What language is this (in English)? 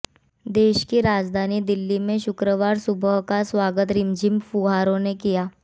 Hindi